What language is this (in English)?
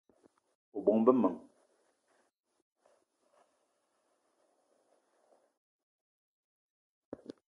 Eton (Cameroon)